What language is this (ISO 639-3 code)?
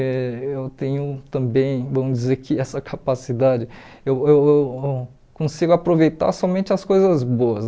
por